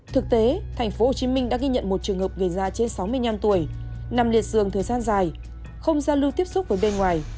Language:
Vietnamese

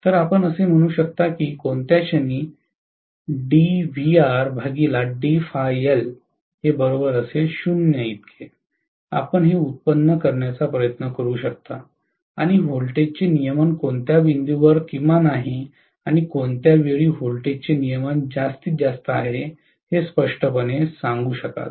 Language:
Marathi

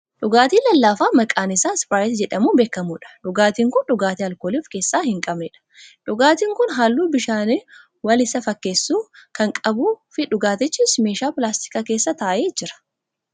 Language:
Oromo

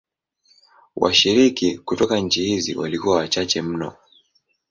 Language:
Swahili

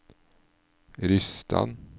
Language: Norwegian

